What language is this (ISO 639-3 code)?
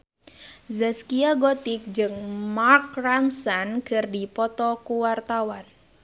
sun